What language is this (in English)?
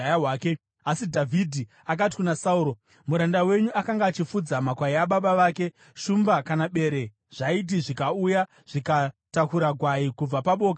Shona